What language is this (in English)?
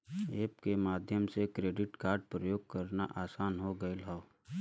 Bhojpuri